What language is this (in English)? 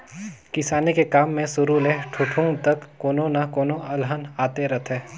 Chhattisgarhi